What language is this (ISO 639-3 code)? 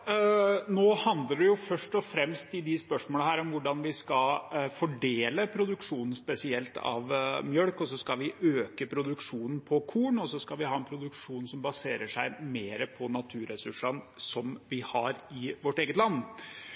nob